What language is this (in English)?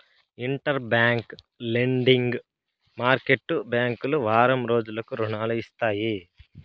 Telugu